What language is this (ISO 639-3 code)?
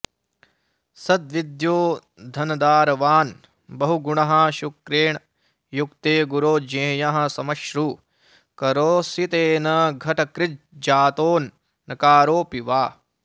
san